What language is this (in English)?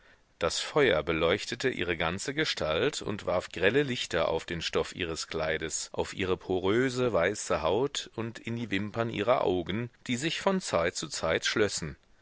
German